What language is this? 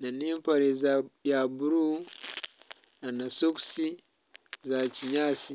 Nyankole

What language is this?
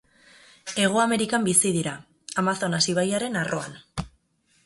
Basque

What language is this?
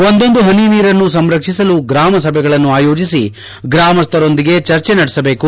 Kannada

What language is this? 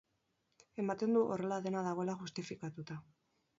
Basque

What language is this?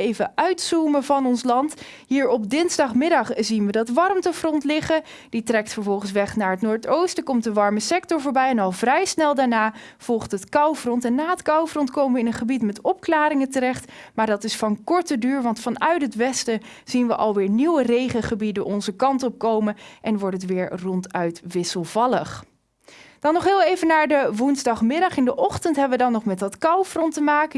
Dutch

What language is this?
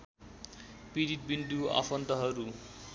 Nepali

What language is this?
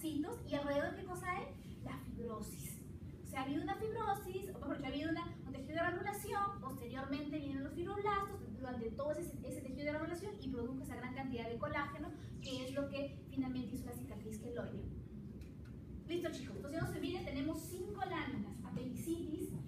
Spanish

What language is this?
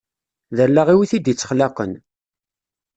Kabyle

